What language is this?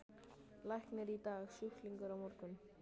Icelandic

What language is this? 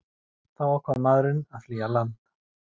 Icelandic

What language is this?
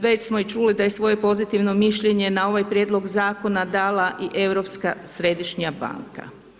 Croatian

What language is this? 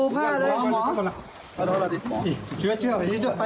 Thai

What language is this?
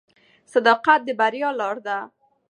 Pashto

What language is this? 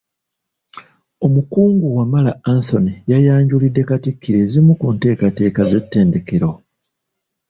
Ganda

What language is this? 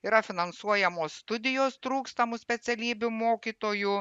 Lithuanian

